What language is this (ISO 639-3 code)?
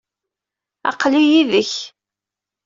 kab